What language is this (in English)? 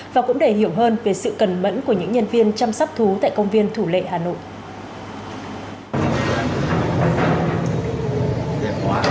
Vietnamese